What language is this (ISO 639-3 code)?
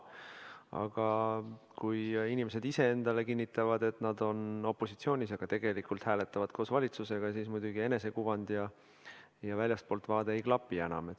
est